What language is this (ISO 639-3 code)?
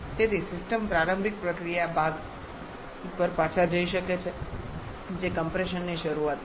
guj